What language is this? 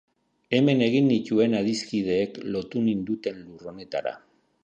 Basque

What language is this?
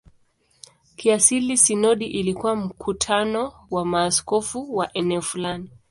Swahili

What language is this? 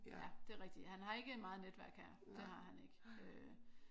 Danish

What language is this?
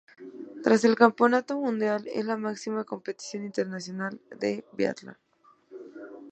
Spanish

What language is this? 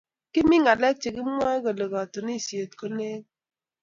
Kalenjin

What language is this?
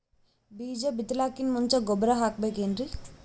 Kannada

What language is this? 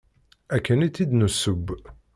Kabyle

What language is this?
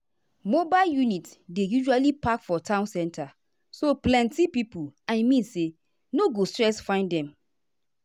Nigerian Pidgin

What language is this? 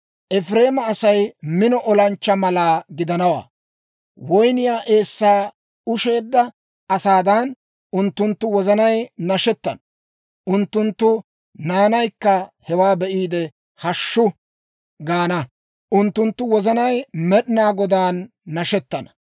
Dawro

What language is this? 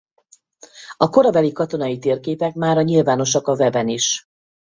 Hungarian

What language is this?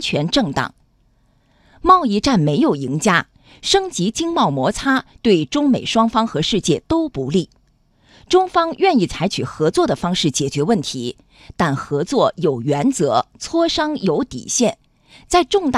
Chinese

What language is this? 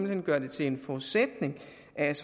Danish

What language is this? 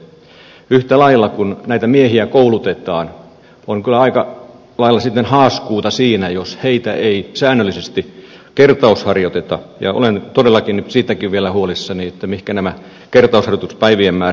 Finnish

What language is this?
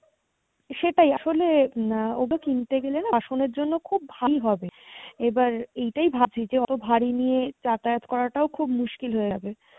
Bangla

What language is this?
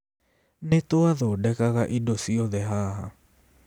Kikuyu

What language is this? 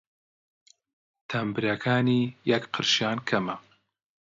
Central Kurdish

